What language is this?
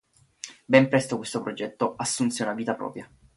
Italian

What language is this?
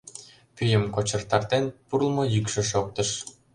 Mari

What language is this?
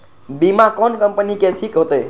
Maithili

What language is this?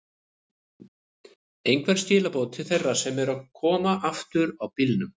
Icelandic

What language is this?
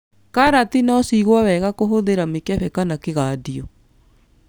Kikuyu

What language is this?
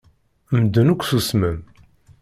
Kabyle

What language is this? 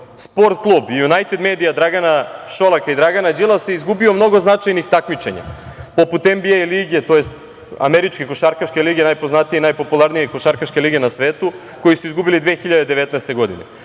Serbian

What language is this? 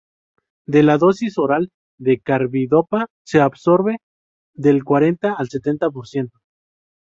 Spanish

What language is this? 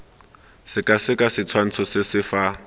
Tswana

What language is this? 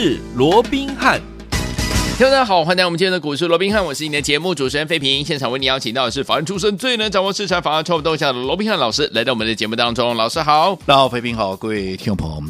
Chinese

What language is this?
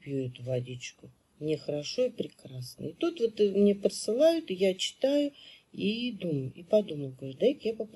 Russian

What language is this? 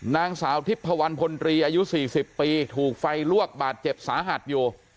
Thai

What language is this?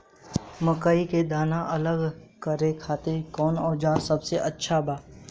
Bhojpuri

